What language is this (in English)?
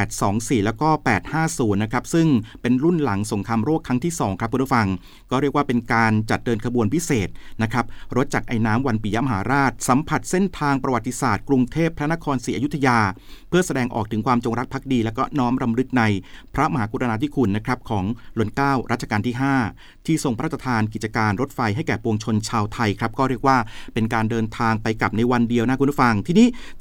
Thai